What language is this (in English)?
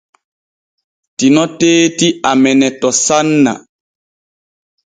Borgu Fulfulde